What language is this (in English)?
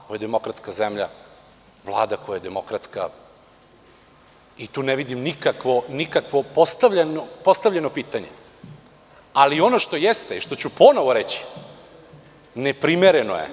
Serbian